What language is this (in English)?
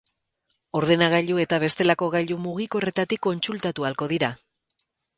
Basque